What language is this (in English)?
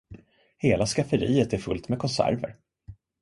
Swedish